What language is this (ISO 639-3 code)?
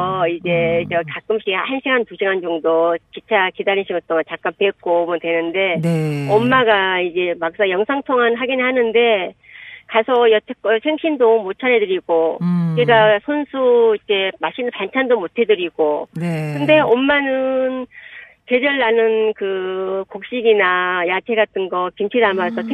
kor